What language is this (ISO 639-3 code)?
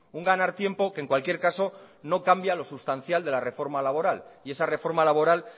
spa